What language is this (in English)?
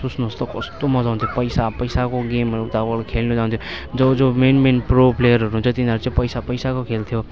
Nepali